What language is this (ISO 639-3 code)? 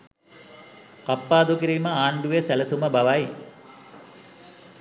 sin